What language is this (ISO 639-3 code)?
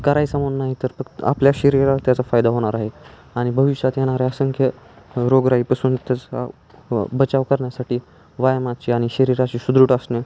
mar